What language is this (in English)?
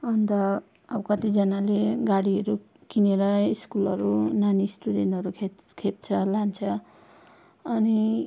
Nepali